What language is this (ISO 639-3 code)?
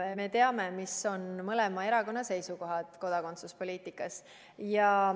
est